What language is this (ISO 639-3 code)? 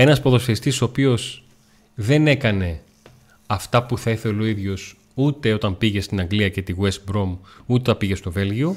ell